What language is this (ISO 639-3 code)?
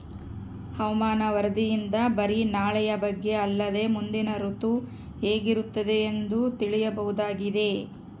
kan